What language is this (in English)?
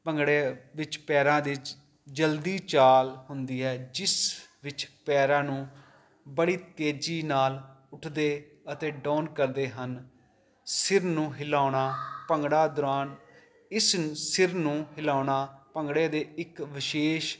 Punjabi